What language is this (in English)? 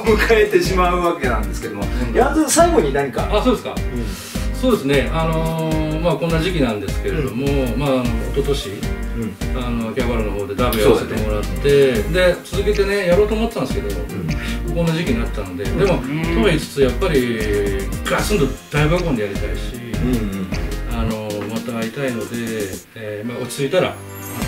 Japanese